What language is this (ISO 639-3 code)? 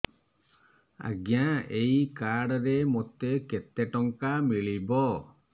ori